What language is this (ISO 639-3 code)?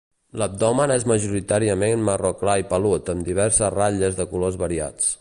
cat